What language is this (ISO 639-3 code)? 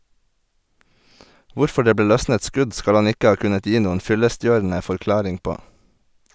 nor